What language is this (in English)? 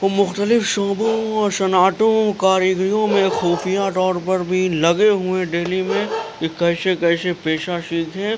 Urdu